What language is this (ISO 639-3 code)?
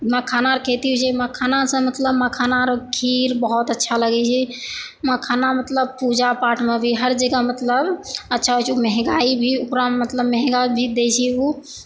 mai